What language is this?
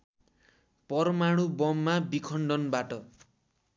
Nepali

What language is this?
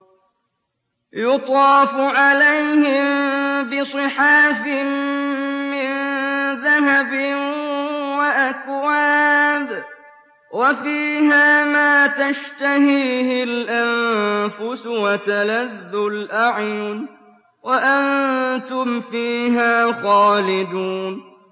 Arabic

